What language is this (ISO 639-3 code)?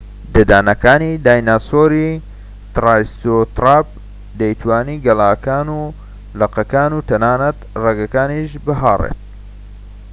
ckb